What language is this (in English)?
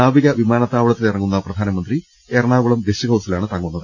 Malayalam